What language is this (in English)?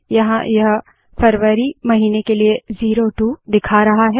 Hindi